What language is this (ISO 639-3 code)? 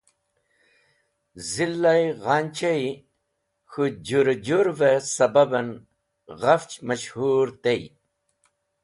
wbl